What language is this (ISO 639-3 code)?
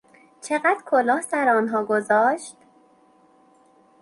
fas